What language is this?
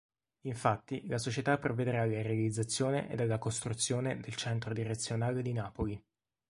Italian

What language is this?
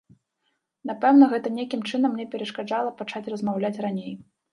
Belarusian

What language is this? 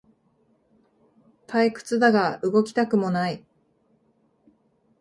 Japanese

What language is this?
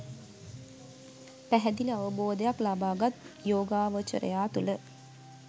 Sinhala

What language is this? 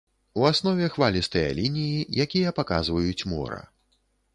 Belarusian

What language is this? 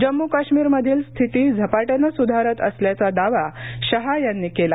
Marathi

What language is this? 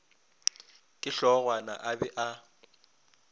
Northern Sotho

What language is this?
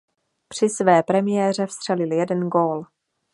Czech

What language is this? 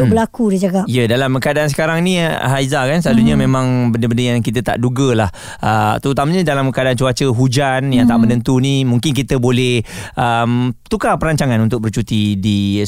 Malay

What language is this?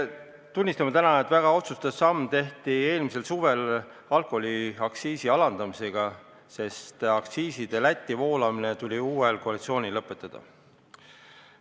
Estonian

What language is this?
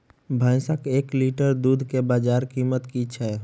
Maithili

